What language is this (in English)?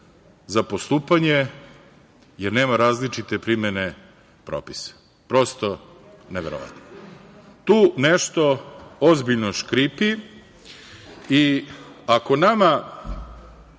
Serbian